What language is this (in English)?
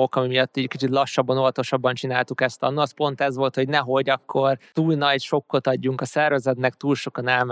Hungarian